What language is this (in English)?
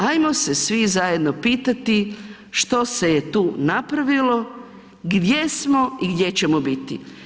Croatian